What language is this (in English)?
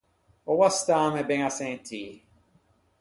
Ligurian